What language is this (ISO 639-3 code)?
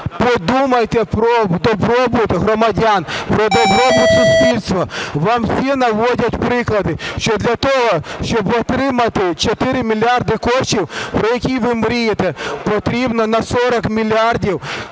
ukr